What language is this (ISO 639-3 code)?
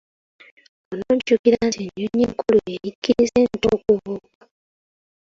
lug